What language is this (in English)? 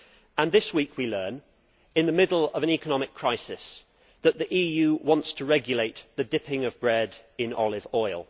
English